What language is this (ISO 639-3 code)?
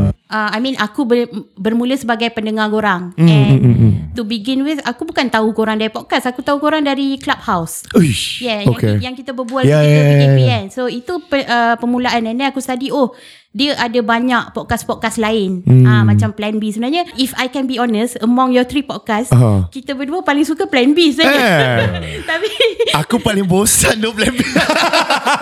msa